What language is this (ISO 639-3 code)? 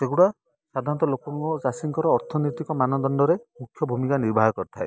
ori